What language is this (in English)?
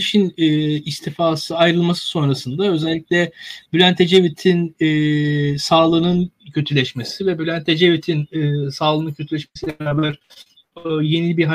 Turkish